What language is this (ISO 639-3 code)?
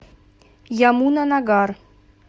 rus